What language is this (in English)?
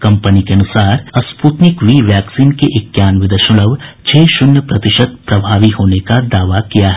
Hindi